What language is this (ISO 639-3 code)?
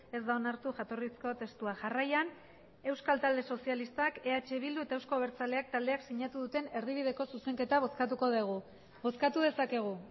eus